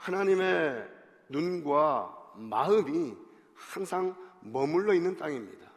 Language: Korean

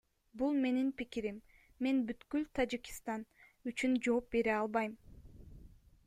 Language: Kyrgyz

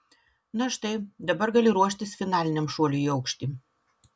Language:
Lithuanian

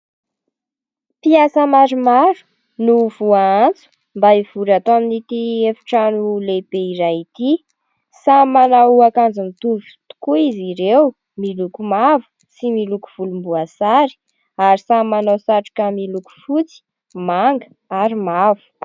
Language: Malagasy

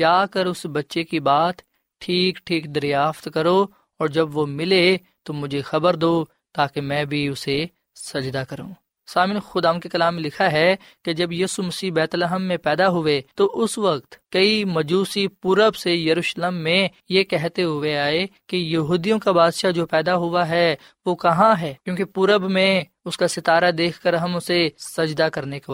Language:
Urdu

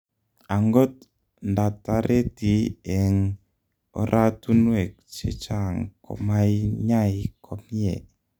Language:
Kalenjin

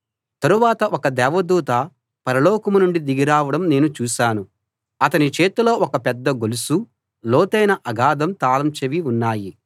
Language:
Telugu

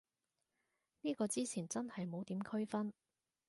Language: Cantonese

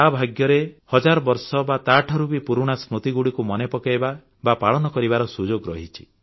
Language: Odia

